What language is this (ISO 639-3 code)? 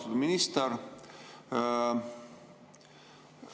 est